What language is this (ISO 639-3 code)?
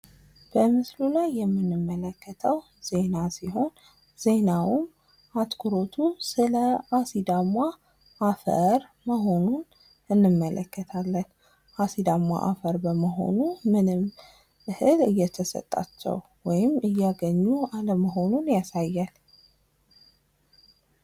amh